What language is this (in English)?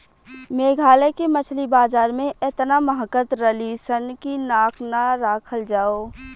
Bhojpuri